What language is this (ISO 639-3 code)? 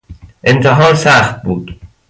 fas